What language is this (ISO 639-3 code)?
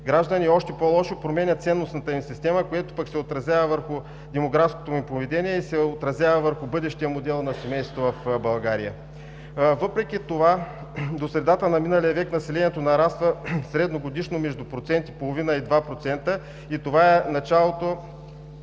bul